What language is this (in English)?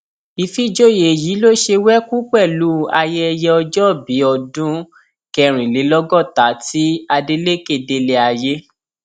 Yoruba